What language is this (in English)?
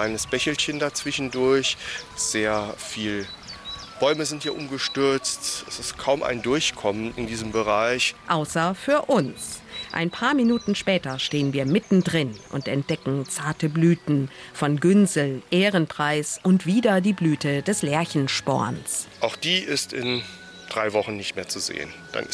German